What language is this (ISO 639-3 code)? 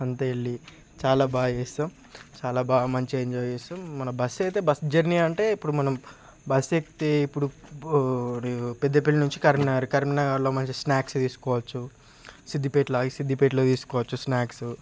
tel